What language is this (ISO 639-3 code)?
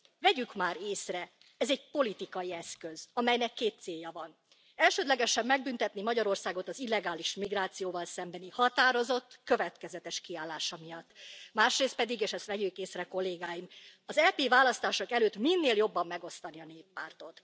hun